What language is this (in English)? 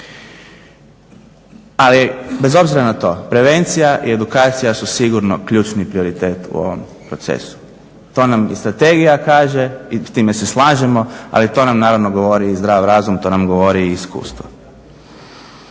Croatian